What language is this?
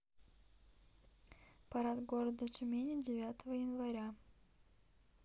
Russian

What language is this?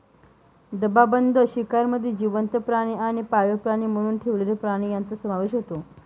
Marathi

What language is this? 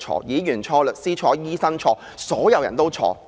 Cantonese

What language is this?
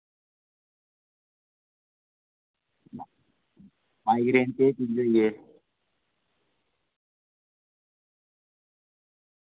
Dogri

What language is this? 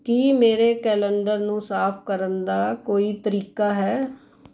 Punjabi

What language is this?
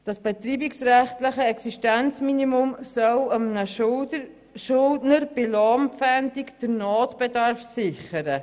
Swiss German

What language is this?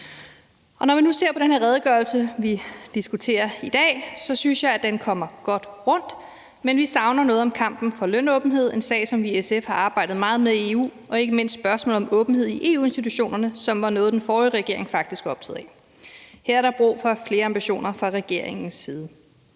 Danish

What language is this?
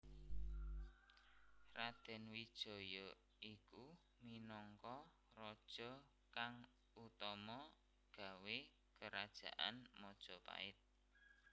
Javanese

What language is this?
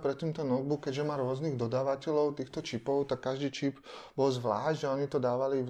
Czech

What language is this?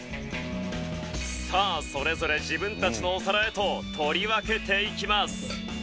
Japanese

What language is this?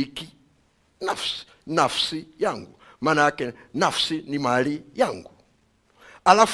Swahili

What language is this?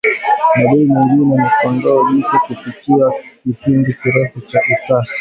Swahili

